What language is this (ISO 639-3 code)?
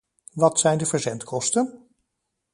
nld